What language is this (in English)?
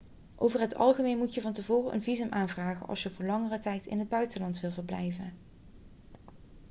Dutch